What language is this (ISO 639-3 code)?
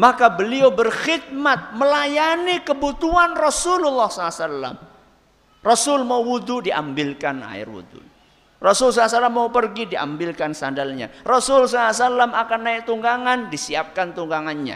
ind